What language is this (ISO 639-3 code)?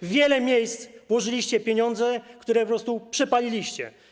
pol